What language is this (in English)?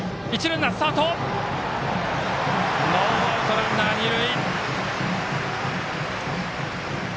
Japanese